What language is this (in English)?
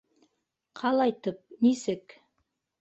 Bashkir